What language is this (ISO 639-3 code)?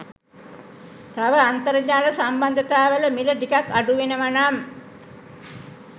sin